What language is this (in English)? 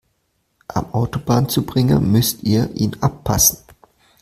German